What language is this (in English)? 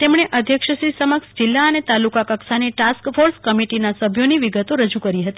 Gujarati